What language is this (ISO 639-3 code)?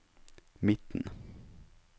nor